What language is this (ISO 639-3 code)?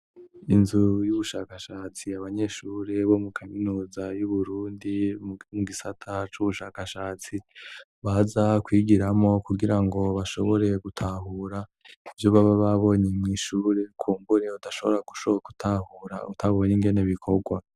run